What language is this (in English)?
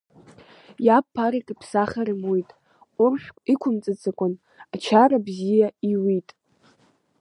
Abkhazian